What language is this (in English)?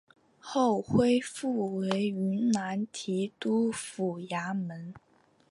Chinese